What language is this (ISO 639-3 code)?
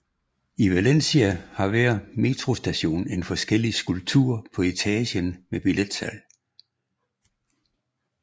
dan